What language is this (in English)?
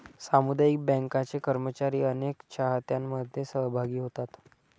Marathi